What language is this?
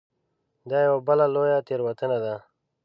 Pashto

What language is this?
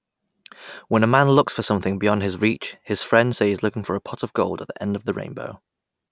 English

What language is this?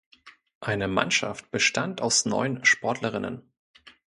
German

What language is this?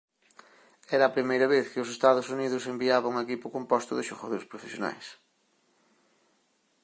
Galician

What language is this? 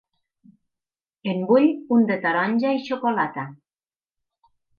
Catalan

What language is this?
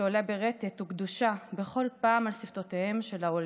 Hebrew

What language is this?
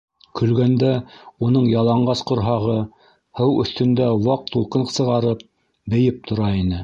Bashkir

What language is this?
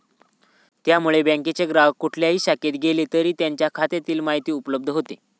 Marathi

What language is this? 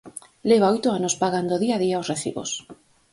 Galician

